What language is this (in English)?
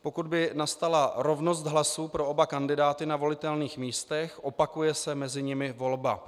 Czech